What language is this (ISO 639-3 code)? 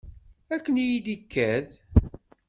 kab